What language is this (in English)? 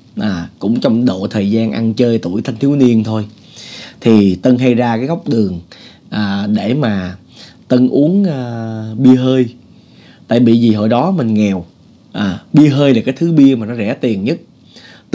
Vietnamese